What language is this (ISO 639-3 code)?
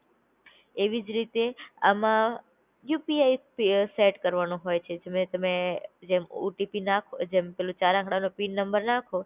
guj